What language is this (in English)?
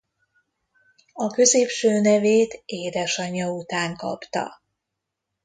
Hungarian